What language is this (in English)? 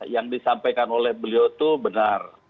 Indonesian